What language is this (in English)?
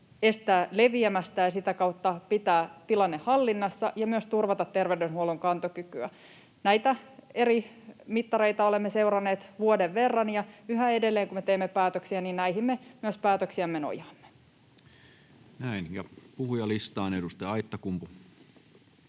Finnish